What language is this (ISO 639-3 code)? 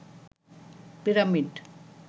ben